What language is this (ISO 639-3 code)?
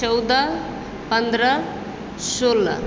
mai